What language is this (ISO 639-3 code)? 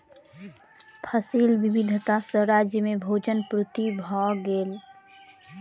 mai